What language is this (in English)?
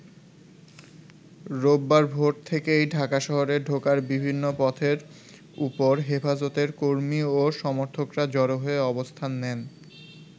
Bangla